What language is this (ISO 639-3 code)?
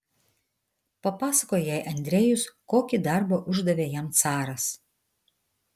lit